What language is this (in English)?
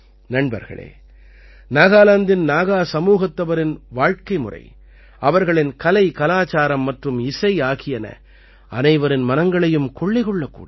Tamil